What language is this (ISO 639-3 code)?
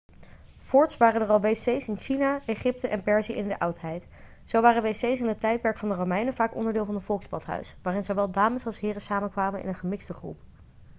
nld